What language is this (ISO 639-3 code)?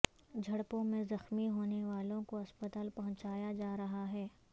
urd